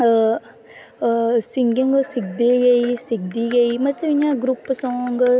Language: Dogri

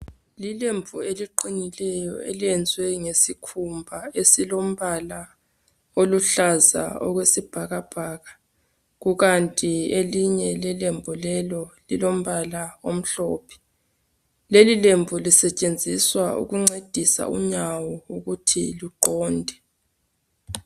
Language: North Ndebele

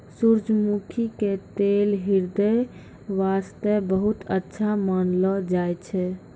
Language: Maithili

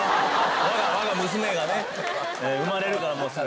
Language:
Japanese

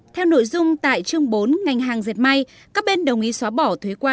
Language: Vietnamese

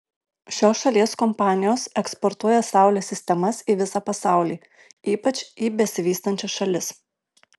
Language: Lithuanian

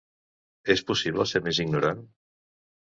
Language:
Catalan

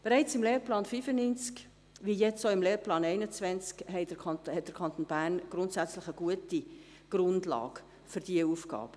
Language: Swiss German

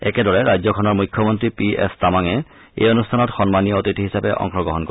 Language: Assamese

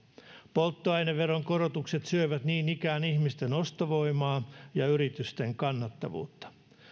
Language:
Finnish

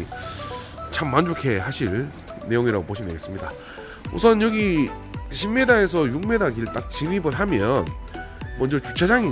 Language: Korean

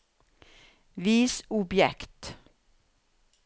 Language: Norwegian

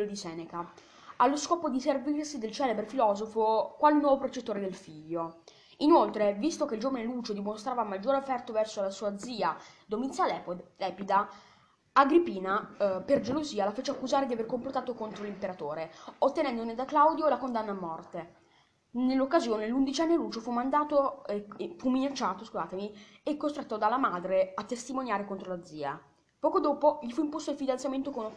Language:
Italian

